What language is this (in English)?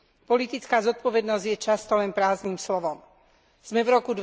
Slovak